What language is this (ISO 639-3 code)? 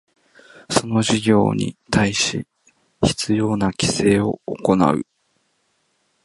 jpn